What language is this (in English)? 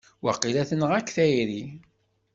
Kabyle